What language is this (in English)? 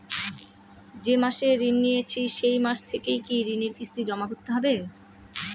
Bangla